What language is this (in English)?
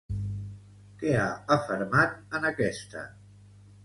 Catalan